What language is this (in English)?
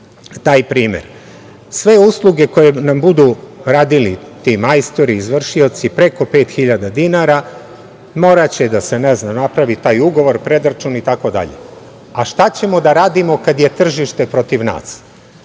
Serbian